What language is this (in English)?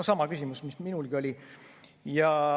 Estonian